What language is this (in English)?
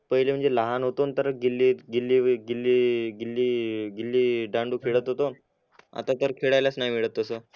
Marathi